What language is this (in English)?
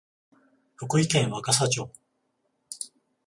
Japanese